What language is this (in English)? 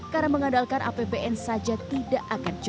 Indonesian